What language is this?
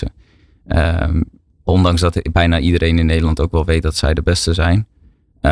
Dutch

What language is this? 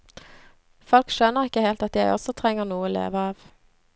Norwegian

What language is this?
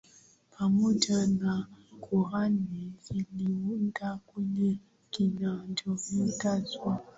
Swahili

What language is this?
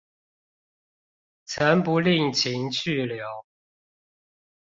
Chinese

